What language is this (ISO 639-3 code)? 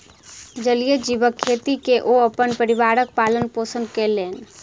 mai